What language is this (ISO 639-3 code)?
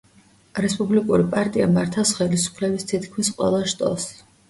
kat